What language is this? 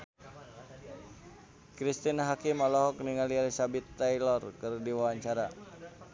Sundanese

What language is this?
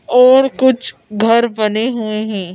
Hindi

